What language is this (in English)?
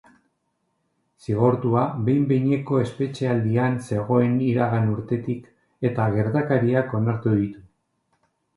Basque